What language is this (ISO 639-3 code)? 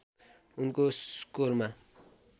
nep